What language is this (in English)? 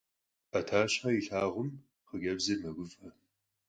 Kabardian